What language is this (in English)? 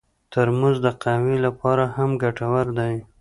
Pashto